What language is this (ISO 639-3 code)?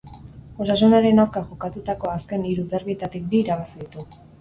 eus